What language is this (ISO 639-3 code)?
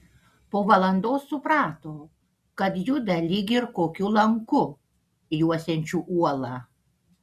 lit